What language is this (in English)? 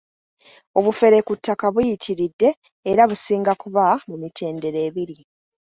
Ganda